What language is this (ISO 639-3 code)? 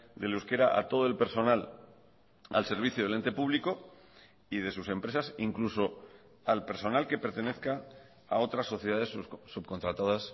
spa